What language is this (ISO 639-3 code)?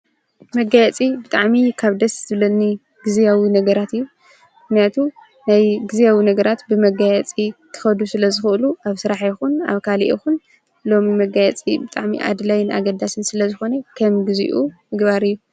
tir